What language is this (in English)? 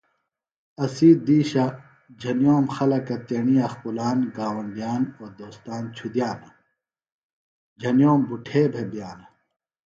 Phalura